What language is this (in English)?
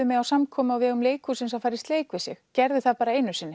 Icelandic